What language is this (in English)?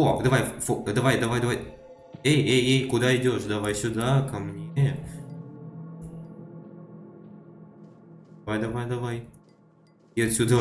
Russian